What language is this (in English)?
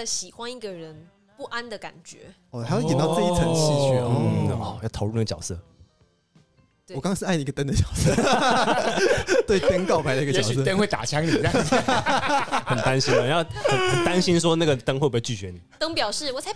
Chinese